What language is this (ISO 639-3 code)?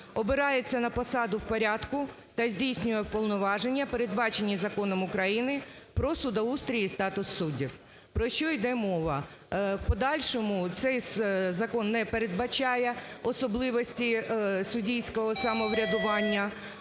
ukr